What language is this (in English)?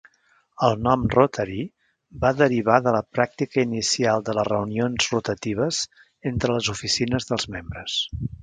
Catalan